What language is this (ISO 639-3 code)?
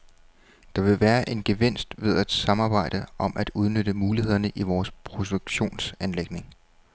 dan